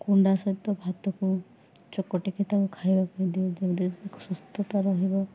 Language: Odia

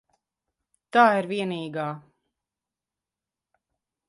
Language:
Latvian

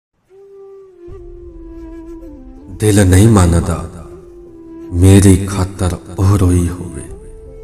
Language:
Punjabi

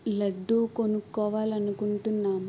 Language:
Telugu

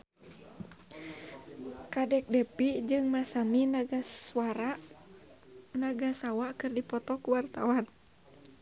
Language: Sundanese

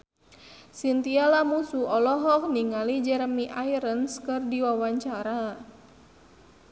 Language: Sundanese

